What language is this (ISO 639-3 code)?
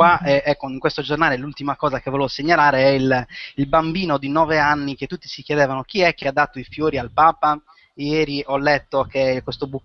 ita